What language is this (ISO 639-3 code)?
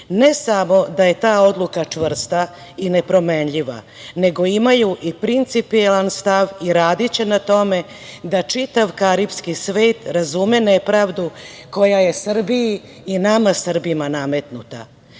srp